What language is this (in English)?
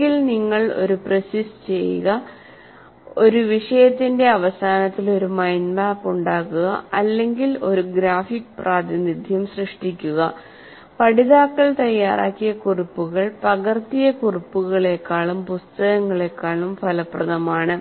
Malayalam